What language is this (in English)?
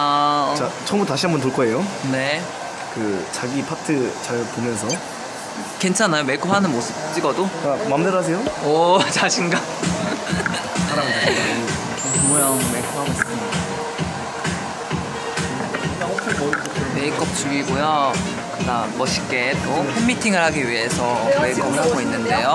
Korean